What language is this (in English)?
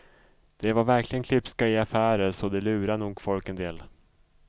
Swedish